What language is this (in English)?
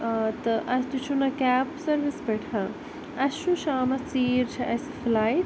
Kashmiri